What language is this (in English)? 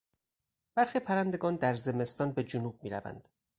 Persian